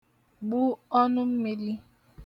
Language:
Igbo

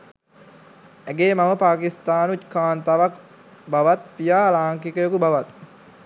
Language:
Sinhala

